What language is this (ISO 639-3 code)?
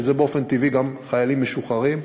heb